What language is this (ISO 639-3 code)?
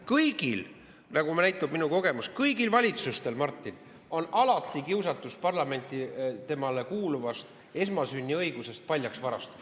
est